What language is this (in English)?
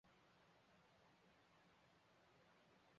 Chinese